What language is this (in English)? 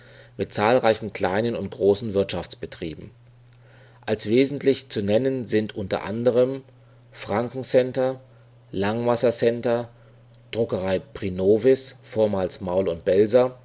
German